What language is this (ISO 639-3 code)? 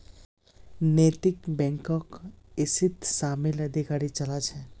mag